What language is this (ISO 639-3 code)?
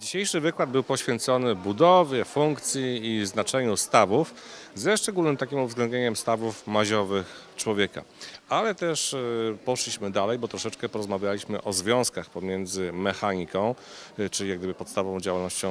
pol